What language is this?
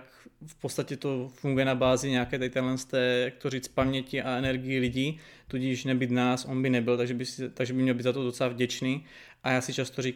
Czech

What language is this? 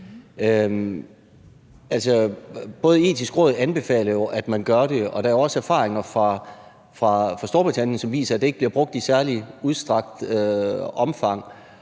Danish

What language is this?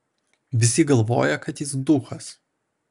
Lithuanian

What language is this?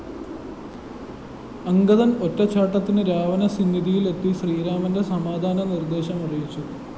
Malayalam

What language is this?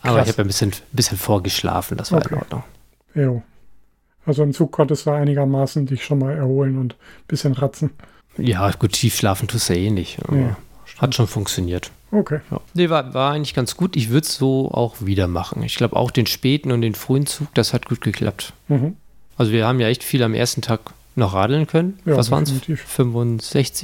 German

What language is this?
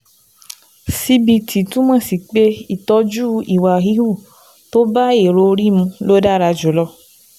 Yoruba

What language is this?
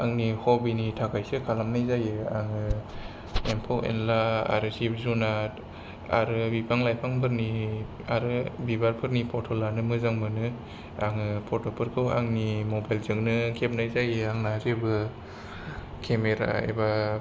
Bodo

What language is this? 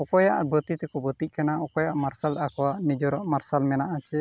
Santali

